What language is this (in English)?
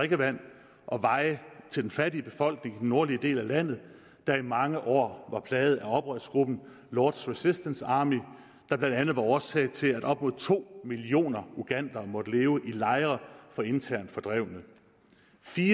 Danish